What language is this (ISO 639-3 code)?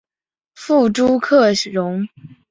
zho